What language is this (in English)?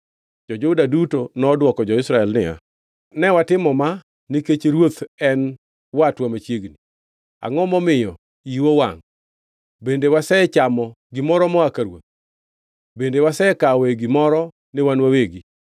Luo (Kenya and Tanzania)